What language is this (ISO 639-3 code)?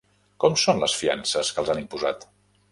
cat